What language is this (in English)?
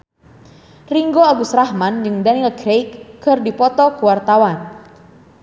Sundanese